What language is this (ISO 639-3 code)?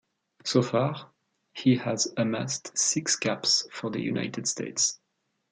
eng